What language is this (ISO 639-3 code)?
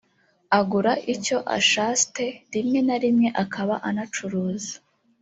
kin